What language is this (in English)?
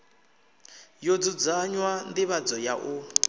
Venda